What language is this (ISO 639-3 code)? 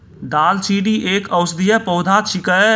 mai